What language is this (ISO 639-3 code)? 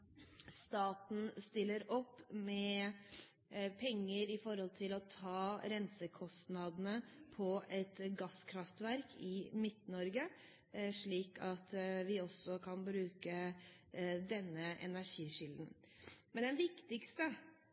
nob